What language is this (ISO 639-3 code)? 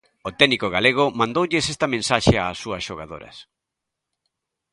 glg